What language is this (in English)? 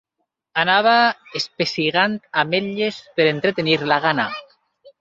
Catalan